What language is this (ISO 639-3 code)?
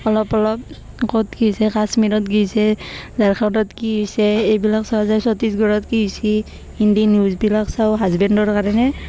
asm